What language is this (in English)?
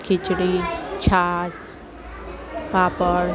Gujarati